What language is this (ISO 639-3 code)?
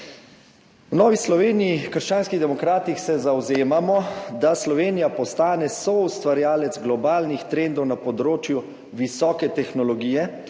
slv